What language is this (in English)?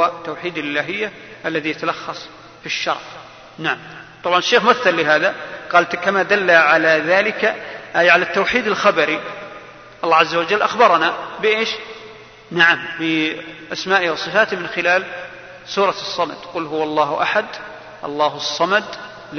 Arabic